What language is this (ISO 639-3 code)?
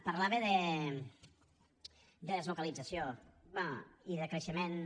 cat